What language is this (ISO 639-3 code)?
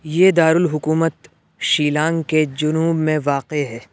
urd